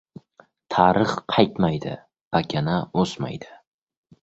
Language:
Uzbek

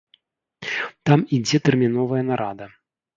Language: Belarusian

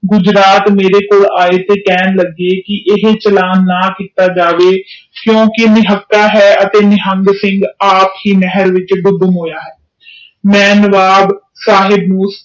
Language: Punjabi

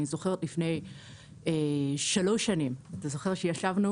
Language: Hebrew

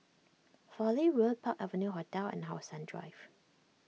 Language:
English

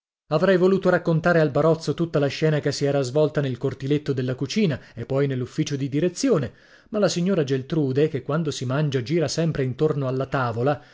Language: Italian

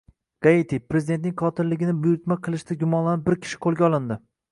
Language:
Uzbek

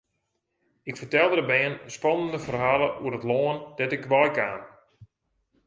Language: Western Frisian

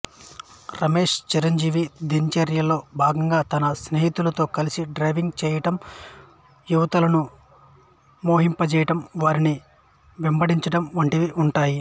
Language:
Telugu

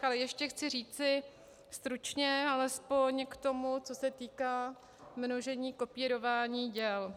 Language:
Czech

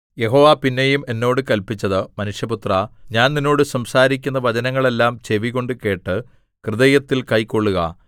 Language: Malayalam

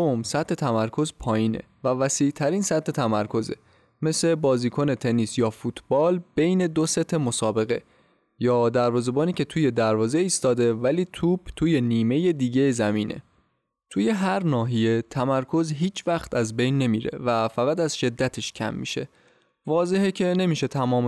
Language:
Persian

